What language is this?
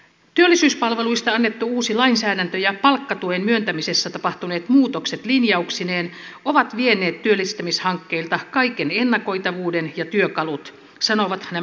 Finnish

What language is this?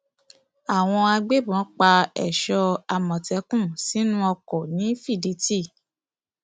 Yoruba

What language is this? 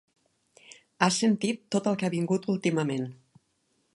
Catalan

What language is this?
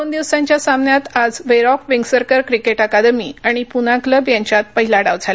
Marathi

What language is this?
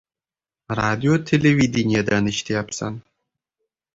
Uzbek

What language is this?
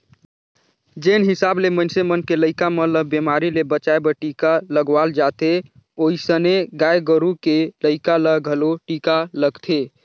Chhattisgarhi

